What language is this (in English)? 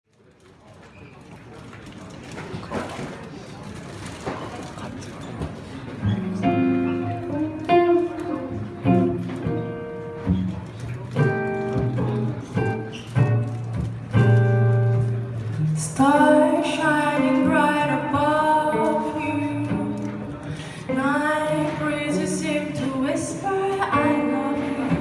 English